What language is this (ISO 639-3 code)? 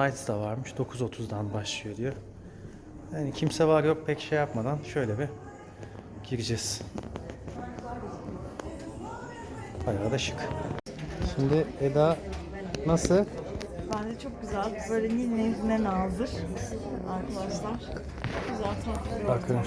tur